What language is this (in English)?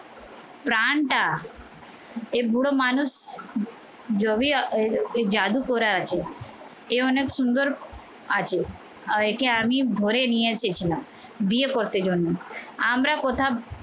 Bangla